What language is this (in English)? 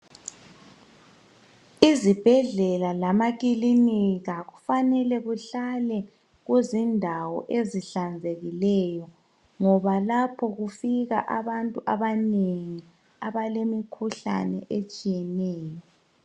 North Ndebele